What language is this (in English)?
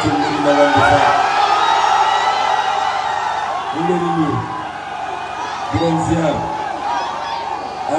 French